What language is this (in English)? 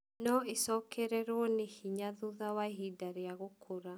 Kikuyu